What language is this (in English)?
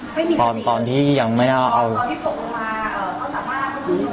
Thai